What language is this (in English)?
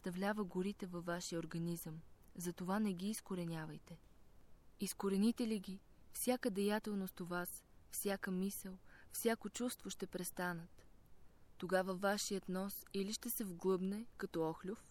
Bulgarian